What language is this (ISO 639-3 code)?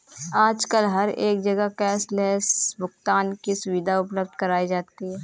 hin